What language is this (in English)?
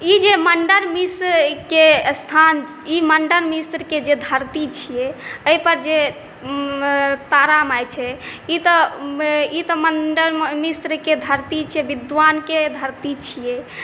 Maithili